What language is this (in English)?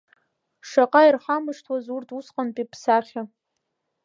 Abkhazian